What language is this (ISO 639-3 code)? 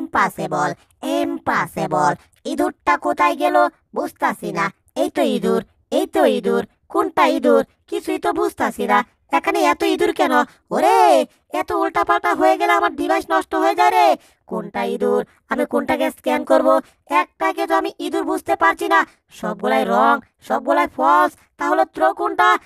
tur